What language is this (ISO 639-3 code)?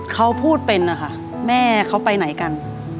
tha